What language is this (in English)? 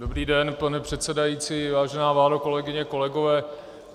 Czech